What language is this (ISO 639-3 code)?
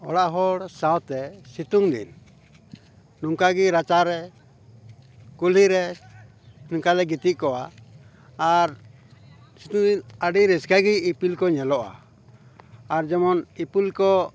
sat